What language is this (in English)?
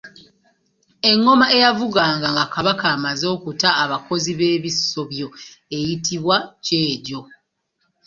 Ganda